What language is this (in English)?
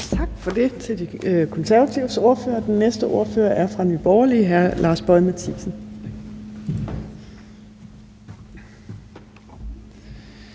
Danish